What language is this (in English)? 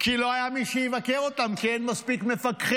Hebrew